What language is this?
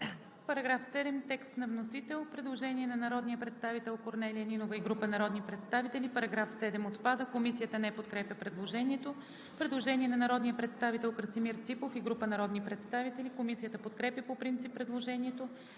Bulgarian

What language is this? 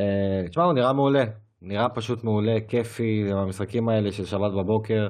Hebrew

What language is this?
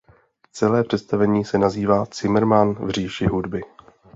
Czech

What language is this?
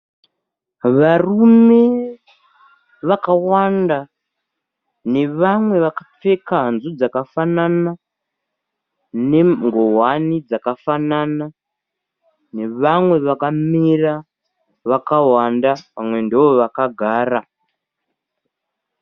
Shona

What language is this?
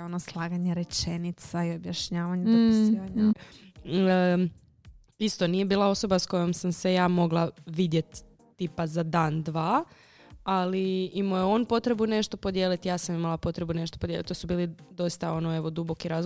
Croatian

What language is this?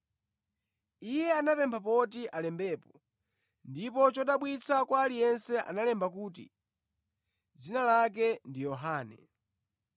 Nyanja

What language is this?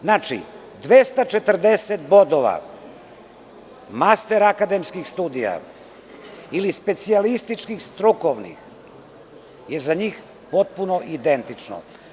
Serbian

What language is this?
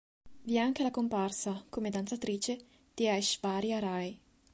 Italian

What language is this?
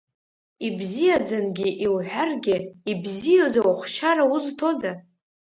Abkhazian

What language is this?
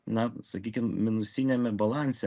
Lithuanian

